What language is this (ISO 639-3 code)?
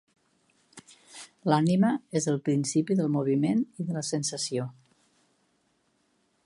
cat